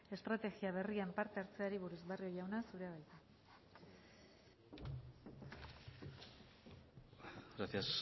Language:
Basque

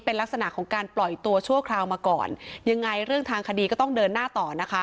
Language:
Thai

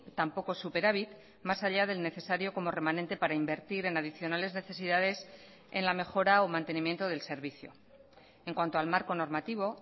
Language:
Spanish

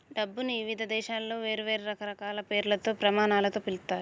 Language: Telugu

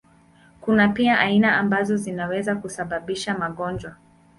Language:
Swahili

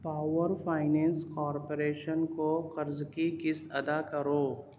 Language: Urdu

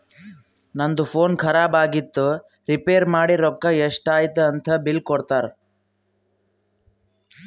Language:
Kannada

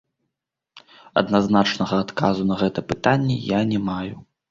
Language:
Belarusian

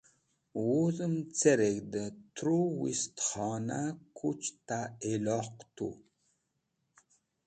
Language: Wakhi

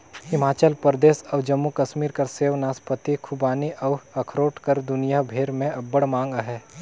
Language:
Chhattisgarhi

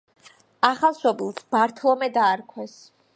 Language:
Georgian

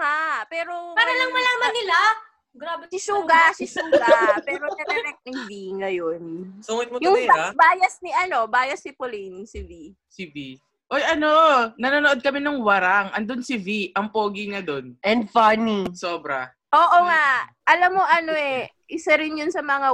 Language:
Filipino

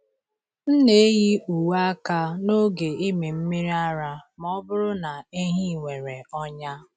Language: Igbo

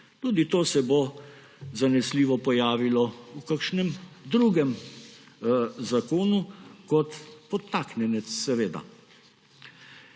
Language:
Slovenian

